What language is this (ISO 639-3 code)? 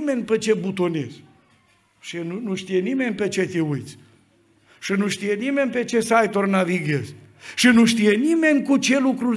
ron